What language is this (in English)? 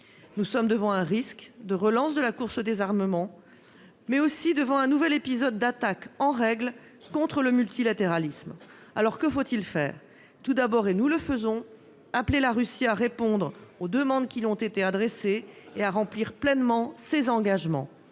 French